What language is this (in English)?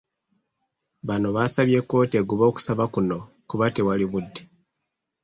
Ganda